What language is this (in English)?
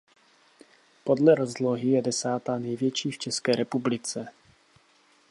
Czech